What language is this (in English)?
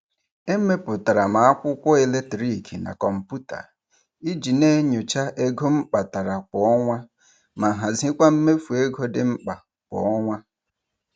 Igbo